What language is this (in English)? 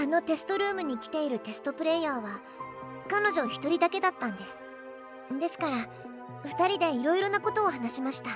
Japanese